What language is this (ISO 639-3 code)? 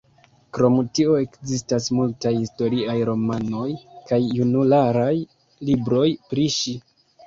epo